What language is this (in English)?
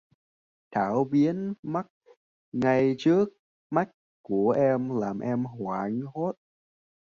Vietnamese